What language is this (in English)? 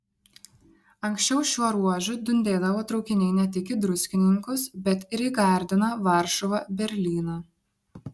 Lithuanian